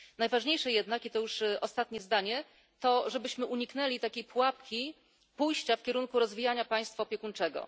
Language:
Polish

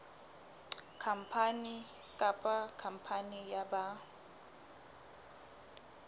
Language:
Southern Sotho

